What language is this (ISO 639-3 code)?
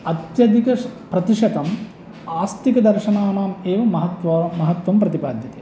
san